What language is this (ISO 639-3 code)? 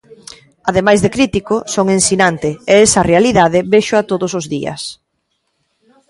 glg